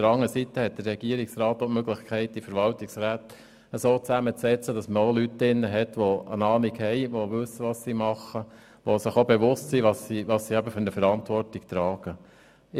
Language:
Swiss German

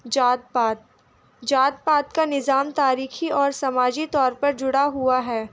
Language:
Urdu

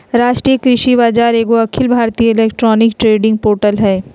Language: Magahi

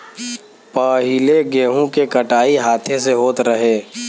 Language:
Bhojpuri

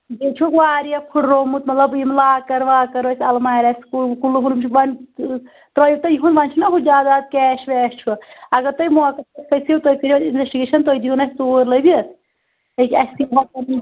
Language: Kashmiri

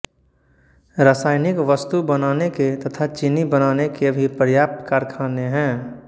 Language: Hindi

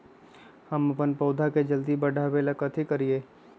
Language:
Magahi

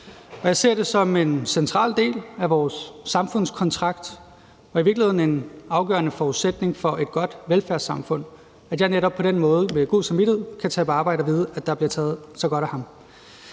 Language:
Danish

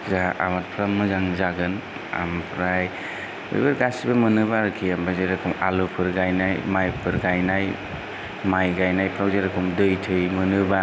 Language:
Bodo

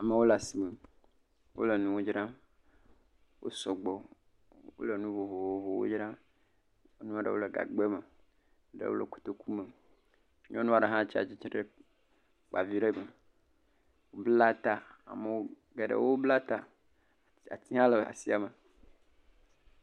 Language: Ewe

